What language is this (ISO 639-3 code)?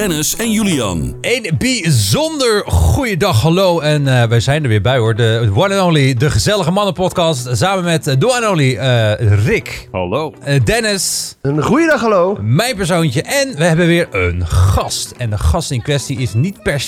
nld